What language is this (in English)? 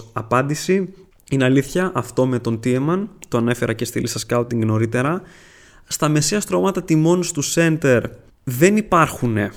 Greek